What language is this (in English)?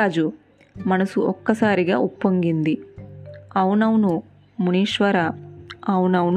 Telugu